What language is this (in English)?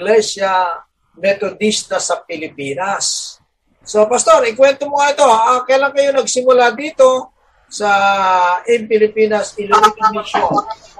Filipino